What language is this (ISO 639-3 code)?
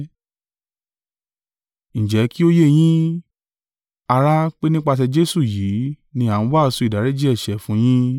yor